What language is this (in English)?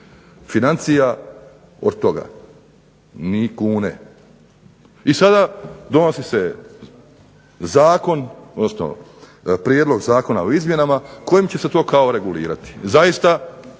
Croatian